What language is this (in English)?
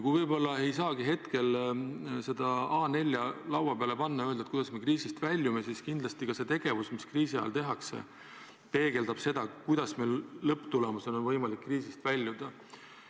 Estonian